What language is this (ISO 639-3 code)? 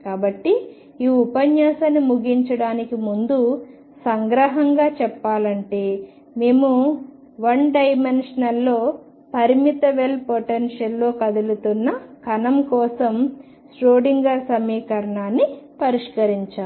tel